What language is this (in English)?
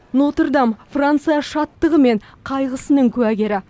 Kazakh